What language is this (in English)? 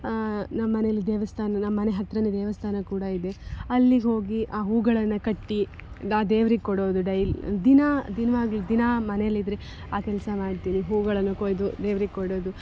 Kannada